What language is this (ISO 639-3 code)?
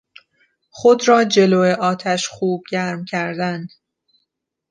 fas